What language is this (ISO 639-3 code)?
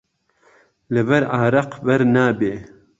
ckb